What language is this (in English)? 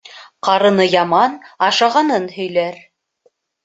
Bashkir